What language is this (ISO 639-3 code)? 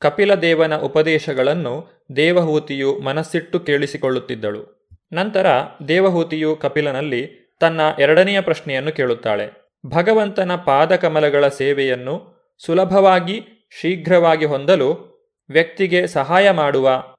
kan